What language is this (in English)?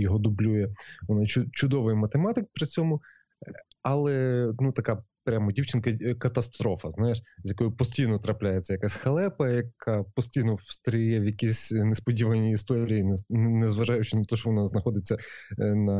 Ukrainian